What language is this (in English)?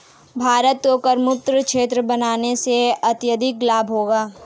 Hindi